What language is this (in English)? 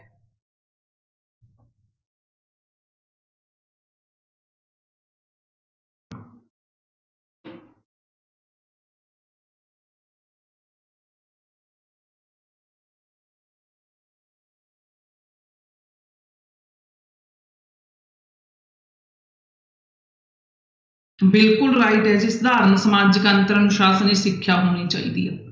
Punjabi